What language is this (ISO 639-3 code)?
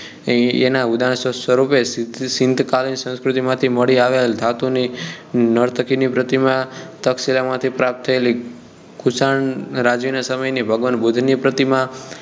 guj